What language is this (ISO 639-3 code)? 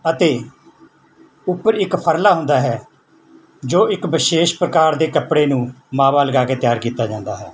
pan